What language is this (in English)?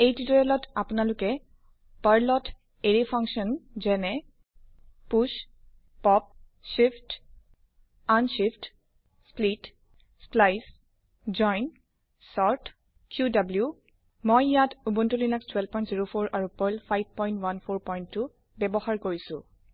Assamese